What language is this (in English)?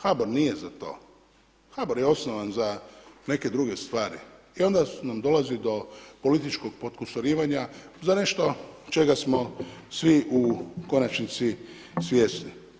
Croatian